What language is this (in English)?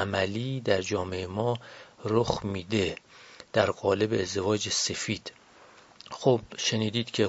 Persian